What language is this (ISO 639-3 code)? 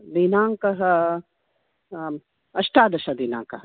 san